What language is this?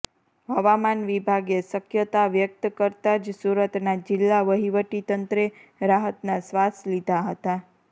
Gujarati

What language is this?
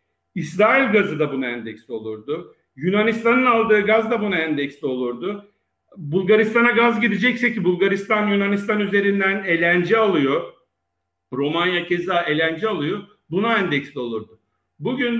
Turkish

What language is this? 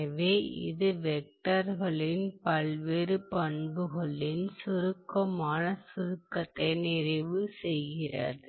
Tamil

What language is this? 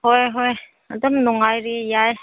Manipuri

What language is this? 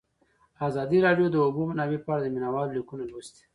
Pashto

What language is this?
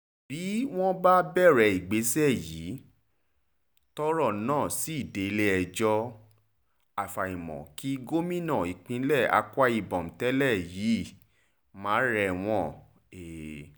Yoruba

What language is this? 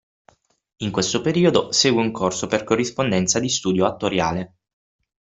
Italian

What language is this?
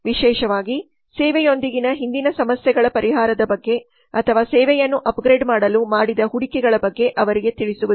Kannada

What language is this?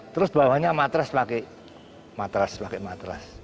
Indonesian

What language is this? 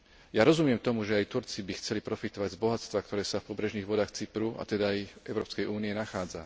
Slovak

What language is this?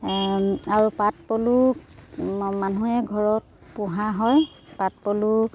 Assamese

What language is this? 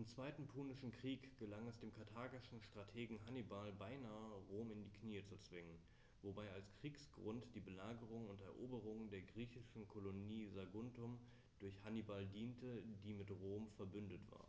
German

